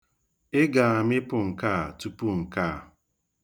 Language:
Igbo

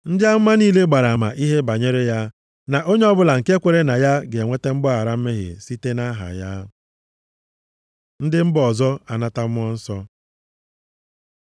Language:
Igbo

